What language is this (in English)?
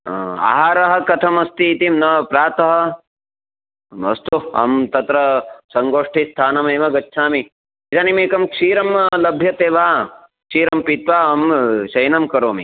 Sanskrit